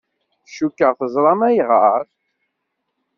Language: Kabyle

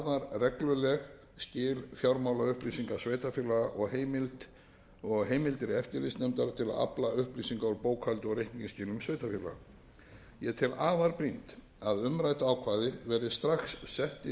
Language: Icelandic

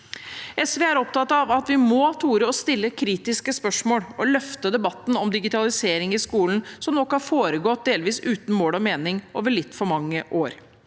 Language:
Norwegian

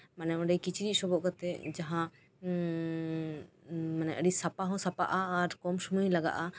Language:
Santali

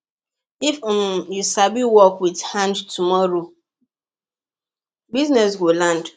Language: Nigerian Pidgin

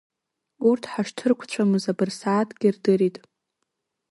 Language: Abkhazian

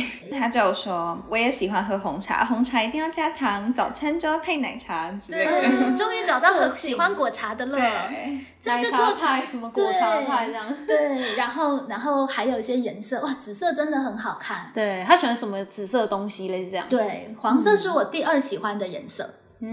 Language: Chinese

